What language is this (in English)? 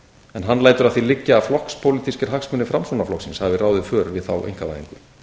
Icelandic